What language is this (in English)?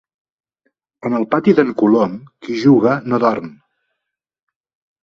Catalan